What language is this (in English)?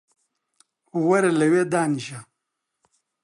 Central Kurdish